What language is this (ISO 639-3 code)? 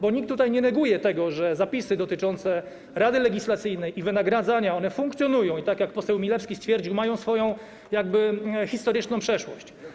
pol